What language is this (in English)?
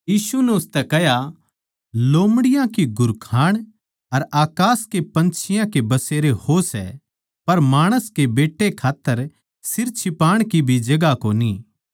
Haryanvi